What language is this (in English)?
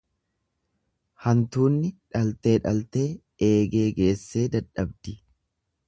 Oromo